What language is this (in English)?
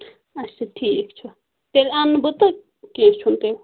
Kashmiri